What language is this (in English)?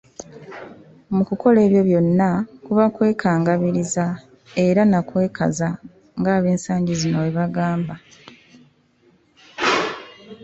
Ganda